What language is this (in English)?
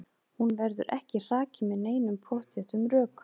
Icelandic